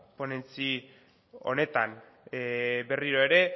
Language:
Basque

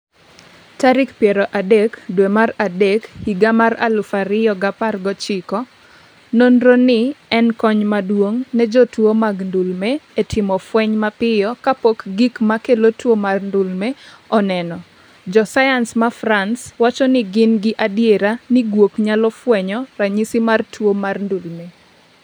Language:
Luo (Kenya and Tanzania)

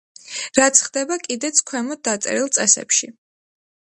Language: Georgian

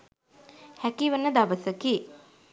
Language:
Sinhala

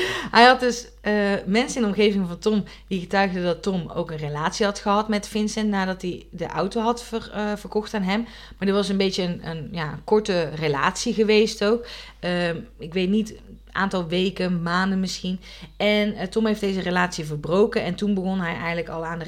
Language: Dutch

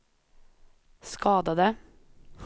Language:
Swedish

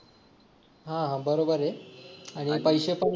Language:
Marathi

